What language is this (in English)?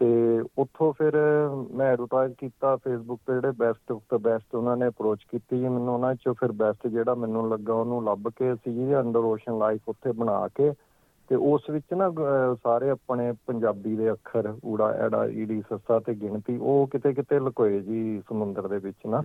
Punjabi